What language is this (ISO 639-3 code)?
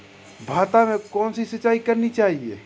hin